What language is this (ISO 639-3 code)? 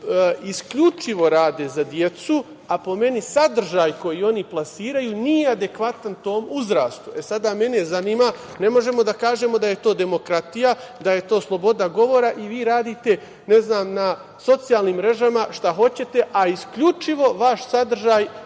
srp